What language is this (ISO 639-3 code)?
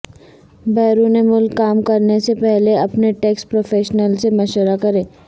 urd